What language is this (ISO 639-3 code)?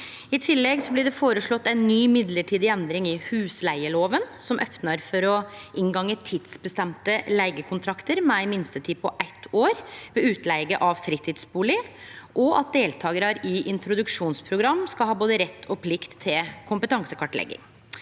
nor